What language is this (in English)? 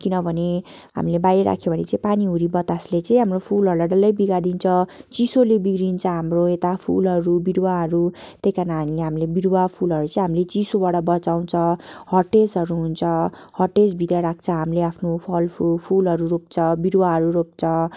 Nepali